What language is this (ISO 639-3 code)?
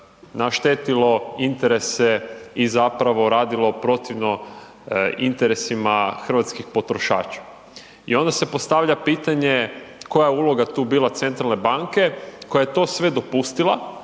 hrv